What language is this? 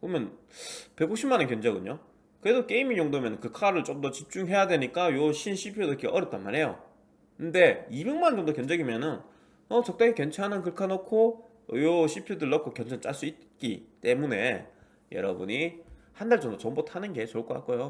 Korean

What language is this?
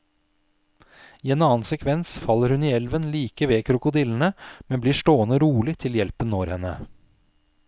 Norwegian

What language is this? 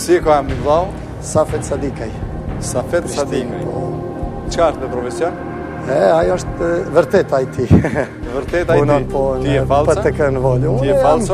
Portuguese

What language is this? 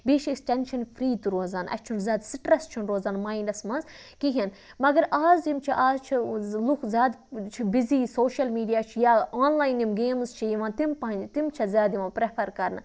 Kashmiri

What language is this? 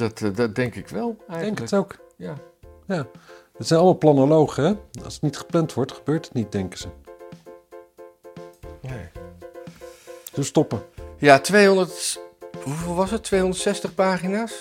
Dutch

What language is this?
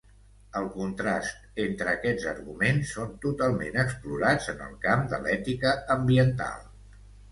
Catalan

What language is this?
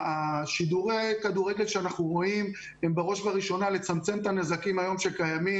Hebrew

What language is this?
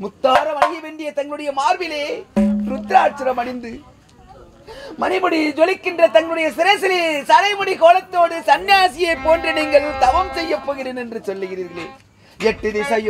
Arabic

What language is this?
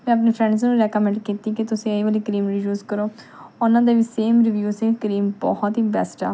Punjabi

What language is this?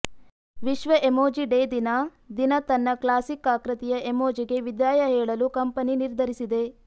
Kannada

